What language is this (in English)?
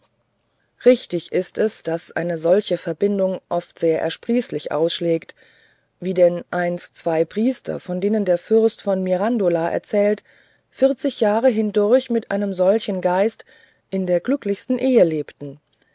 German